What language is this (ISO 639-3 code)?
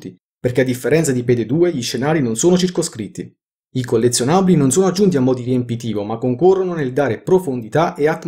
ita